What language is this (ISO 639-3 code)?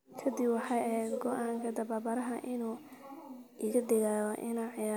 som